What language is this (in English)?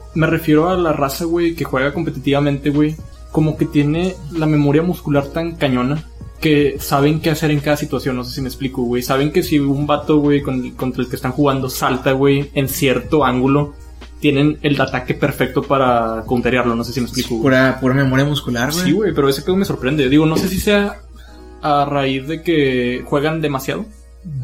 Spanish